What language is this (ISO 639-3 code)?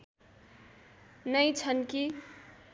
nep